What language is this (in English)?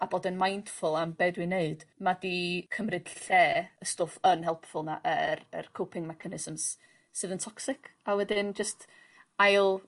Welsh